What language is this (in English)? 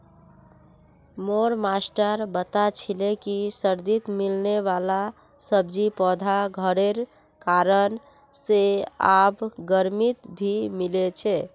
Magahi